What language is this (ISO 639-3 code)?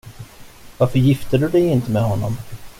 swe